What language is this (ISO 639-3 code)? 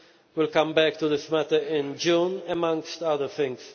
eng